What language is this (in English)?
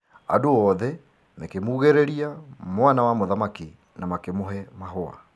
Kikuyu